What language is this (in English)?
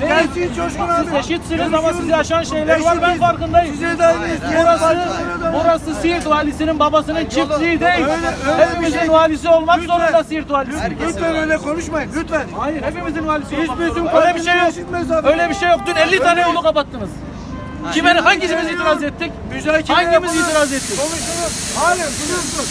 Turkish